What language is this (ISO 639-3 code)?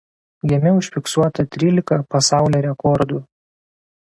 lit